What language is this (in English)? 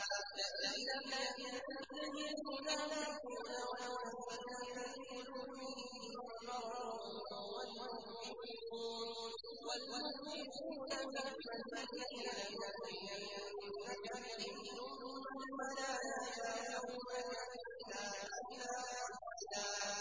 Arabic